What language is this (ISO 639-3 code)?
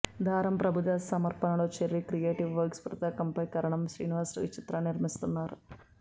tel